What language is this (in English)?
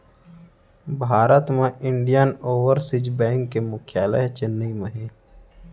Chhattisgarhi